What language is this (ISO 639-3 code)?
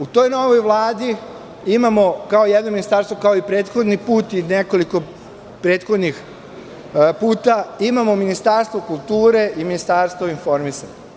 srp